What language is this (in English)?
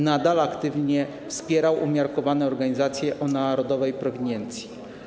Polish